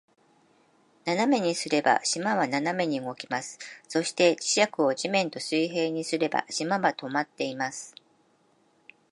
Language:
Japanese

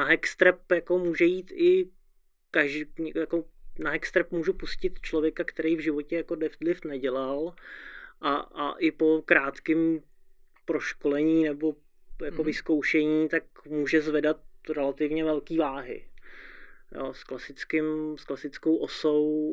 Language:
Czech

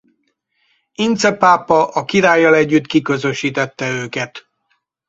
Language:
Hungarian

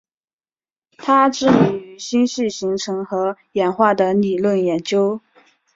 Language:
Chinese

